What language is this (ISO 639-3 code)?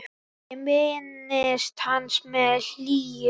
isl